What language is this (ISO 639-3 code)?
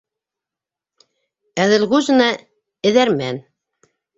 bak